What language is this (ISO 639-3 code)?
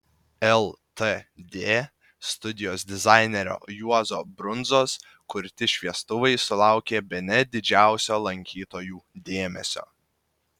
lit